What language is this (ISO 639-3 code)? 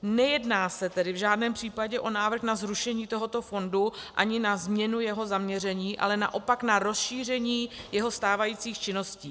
ces